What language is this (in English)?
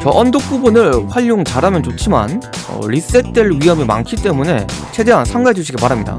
Korean